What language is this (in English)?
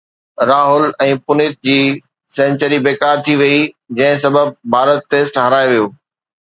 Sindhi